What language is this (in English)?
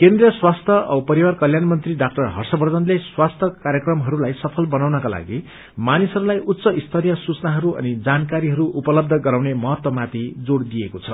Nepali